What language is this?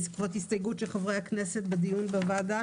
Hebrew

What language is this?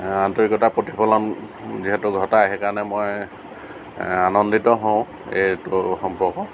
Assamese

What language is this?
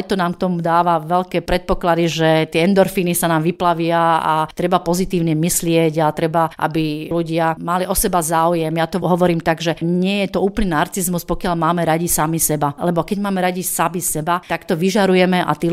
Slovak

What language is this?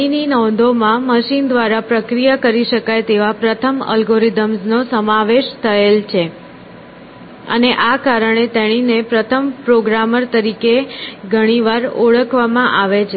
Gujarati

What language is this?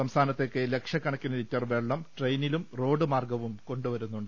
Malayalam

